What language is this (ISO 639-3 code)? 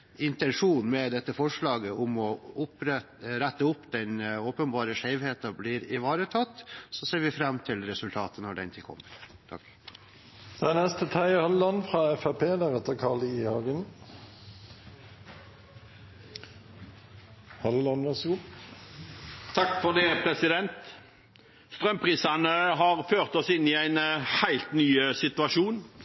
nob